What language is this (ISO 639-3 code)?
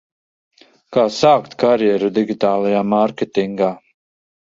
lav